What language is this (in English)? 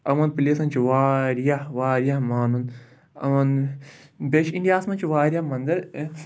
Kashmiri